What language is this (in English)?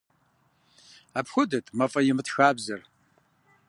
Kabardian